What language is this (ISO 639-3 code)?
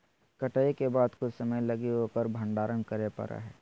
mag